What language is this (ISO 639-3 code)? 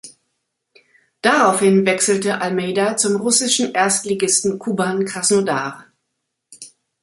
deu